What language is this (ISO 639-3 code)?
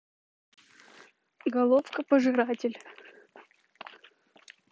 rus